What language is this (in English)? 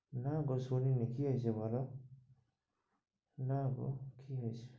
Bangla